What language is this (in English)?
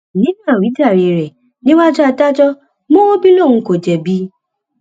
Yoruba